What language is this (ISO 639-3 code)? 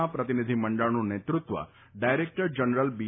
guj